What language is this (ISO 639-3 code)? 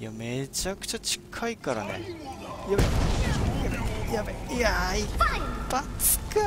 jpn